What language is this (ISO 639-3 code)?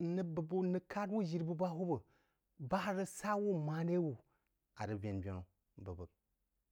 juo